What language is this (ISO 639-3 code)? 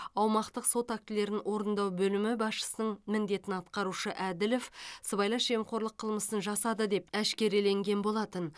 kaz